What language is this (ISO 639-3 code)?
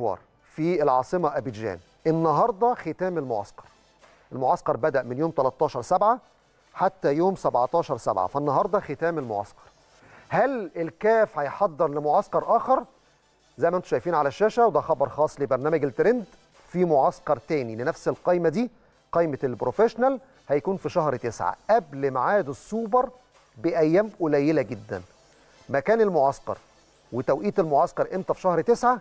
ara